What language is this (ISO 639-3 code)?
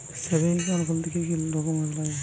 ben